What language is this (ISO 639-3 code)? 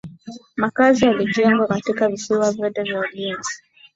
swa